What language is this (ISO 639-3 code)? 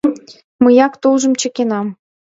chm